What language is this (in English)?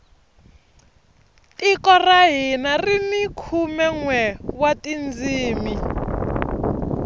Tsonga